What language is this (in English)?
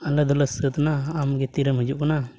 Santali